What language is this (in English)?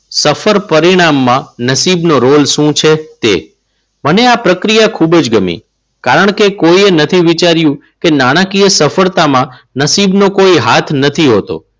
Gujarati